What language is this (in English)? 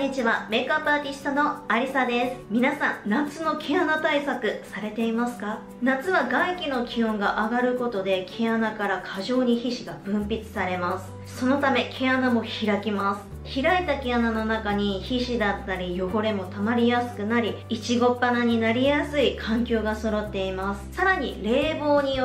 Japanese